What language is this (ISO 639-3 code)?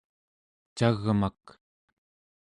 esu